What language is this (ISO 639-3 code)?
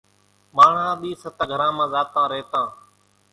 gjk